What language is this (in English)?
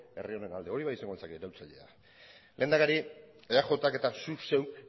Basque